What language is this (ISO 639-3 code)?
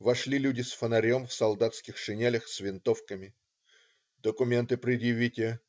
rus